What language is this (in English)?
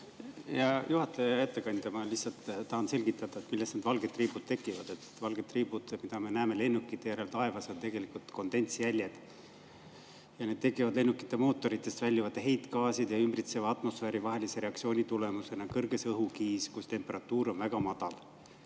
Estonian